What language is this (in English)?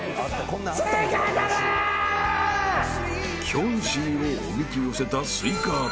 Japanese